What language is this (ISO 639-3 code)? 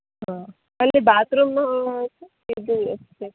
kan